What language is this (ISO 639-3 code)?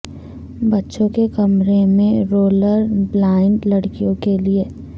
urd